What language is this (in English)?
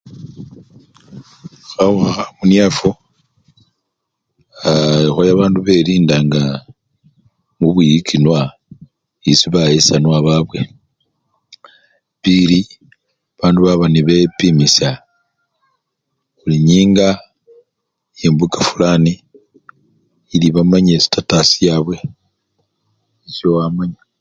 Luyia